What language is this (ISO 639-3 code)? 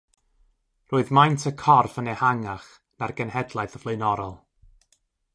cym